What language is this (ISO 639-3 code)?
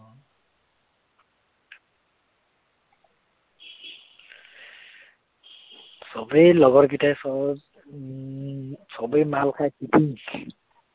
asm